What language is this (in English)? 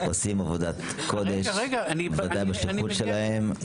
Hebrew